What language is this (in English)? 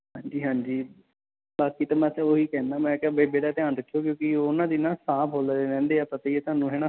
Punjabi